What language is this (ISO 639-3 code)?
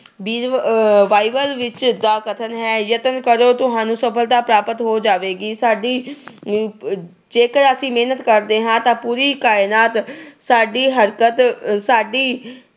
pan